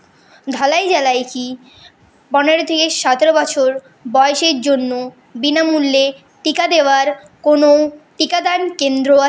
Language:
Bangla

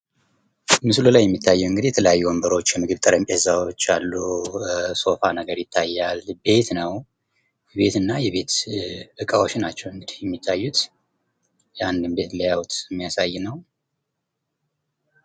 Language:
Amharic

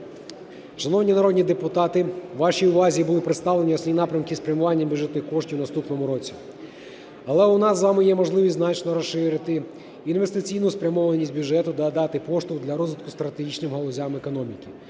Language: Ukrainian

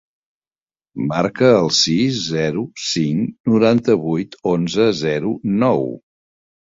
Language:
Catalan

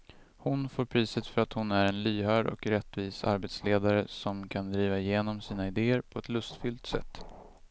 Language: Swedish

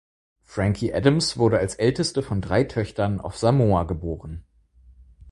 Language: German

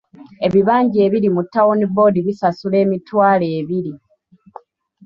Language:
Ganda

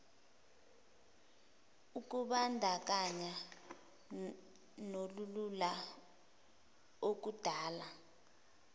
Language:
Zulu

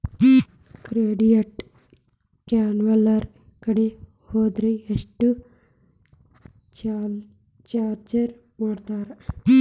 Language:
Kannada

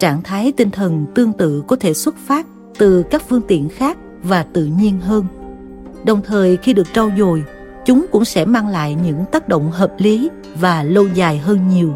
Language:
Vietnamese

